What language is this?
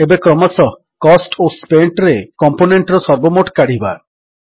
Odia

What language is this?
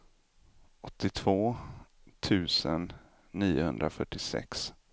Swedish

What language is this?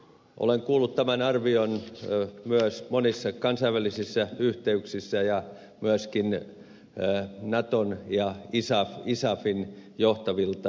Finnish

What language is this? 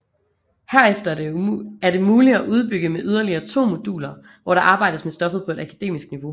Danish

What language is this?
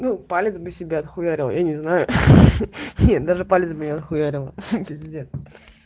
Russian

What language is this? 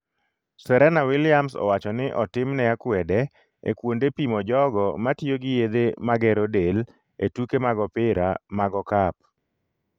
Luo (Kenya and Tanzania)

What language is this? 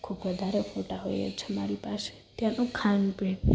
Gujarati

